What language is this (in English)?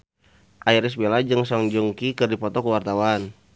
Sundanese